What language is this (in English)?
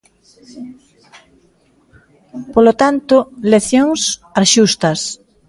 Galician